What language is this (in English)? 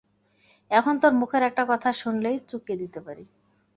Bangla